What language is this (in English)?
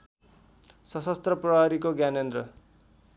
Nepali